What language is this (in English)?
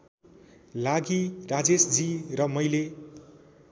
Nepali